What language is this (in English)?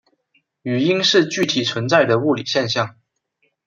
Chinese